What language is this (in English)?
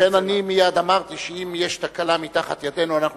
Hebrew